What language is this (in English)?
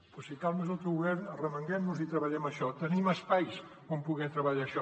Catalan